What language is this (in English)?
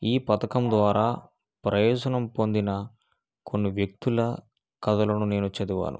Telugu